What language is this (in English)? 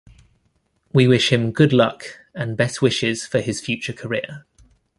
English